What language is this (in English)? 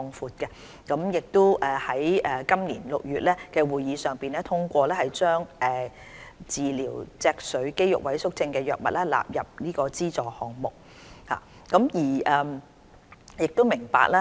Cantonese